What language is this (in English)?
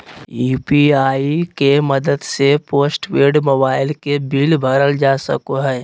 Magahi